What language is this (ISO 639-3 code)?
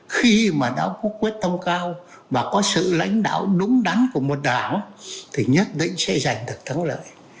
vie